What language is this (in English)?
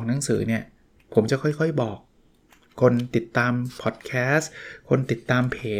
Thai